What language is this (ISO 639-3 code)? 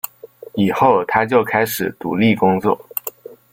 zho